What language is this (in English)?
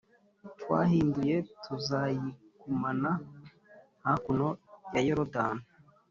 Kinyarwanda